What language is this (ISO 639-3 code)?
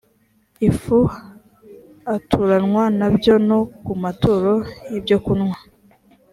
kin